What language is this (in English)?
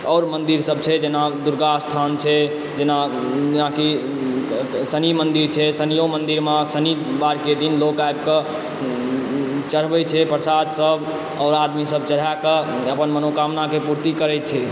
Maithili